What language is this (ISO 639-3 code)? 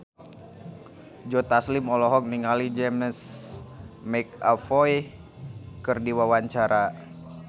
sun